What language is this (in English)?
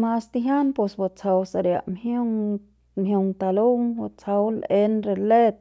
Central Pame